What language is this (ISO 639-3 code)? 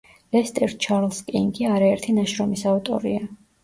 kat